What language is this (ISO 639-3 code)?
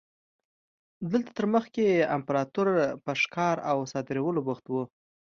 pus